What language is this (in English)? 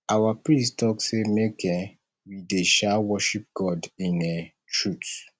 Nigerian Pidgin